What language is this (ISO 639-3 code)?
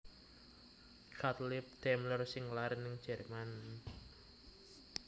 jav